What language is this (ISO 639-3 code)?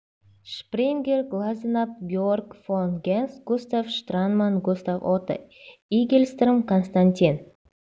kaz